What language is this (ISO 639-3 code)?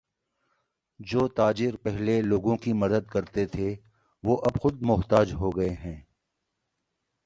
urd